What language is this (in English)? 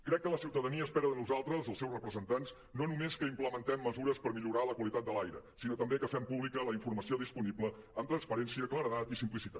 Catalan